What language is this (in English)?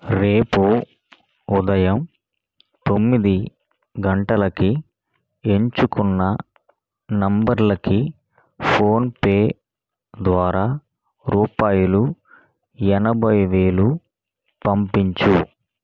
Telugu